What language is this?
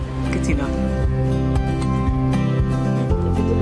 Welsh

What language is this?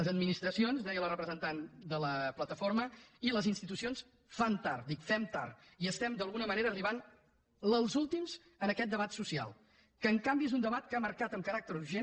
Catalan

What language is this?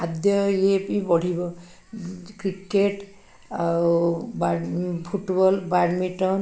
Odia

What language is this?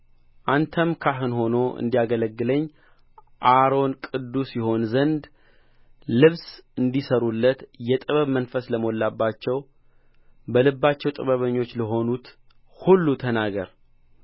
Amharic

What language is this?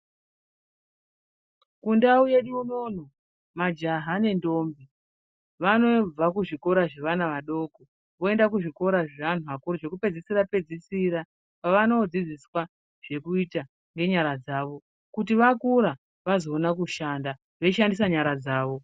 Ndau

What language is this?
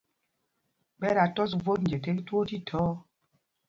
Mpumpong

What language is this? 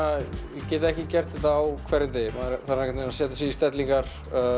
Icelandic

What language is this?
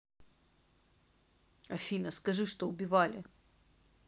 Russian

